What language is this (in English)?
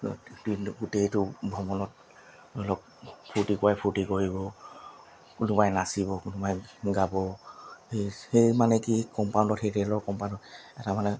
Assamese